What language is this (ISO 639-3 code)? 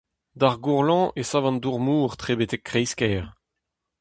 bre